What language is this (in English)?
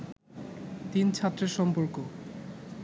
Bangla